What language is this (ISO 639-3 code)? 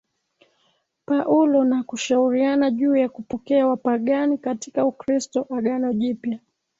swa